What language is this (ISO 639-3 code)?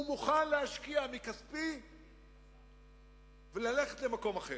heb